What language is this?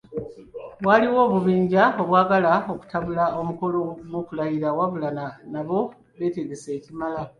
Ganda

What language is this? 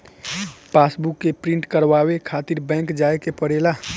Bhojpuri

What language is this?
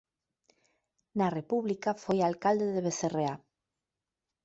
Galician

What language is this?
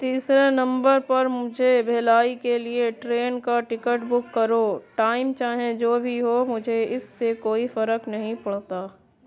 Urdu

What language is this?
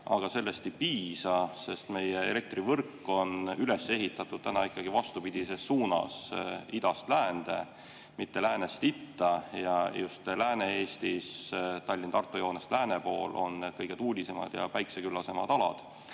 Estonian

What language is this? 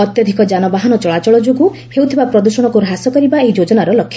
Odia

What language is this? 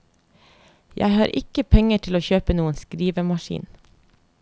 Norwegian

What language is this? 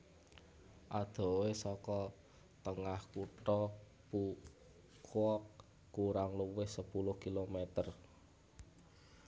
Javanese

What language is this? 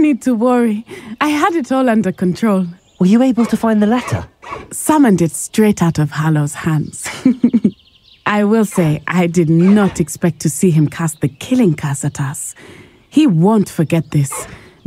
English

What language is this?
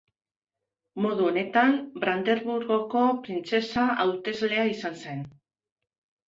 Basque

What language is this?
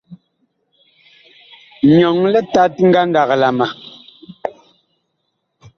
Bakoko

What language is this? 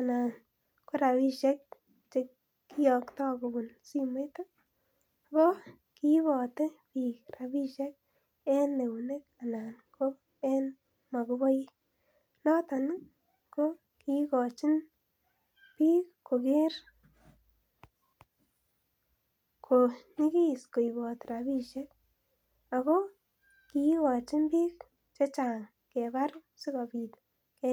Kalenjin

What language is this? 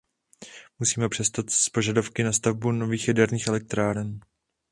Czech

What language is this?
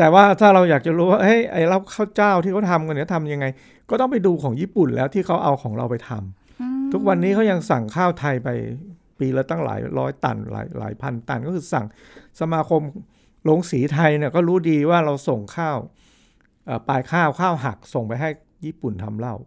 Thai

